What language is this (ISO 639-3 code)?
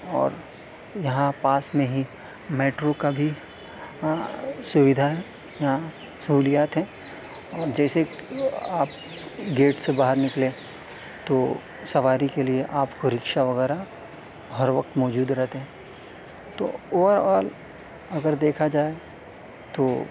urd